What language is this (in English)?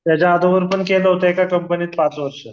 Marathi